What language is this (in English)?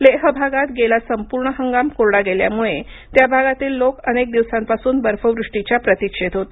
Marathi